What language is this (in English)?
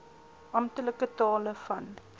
Afrikaans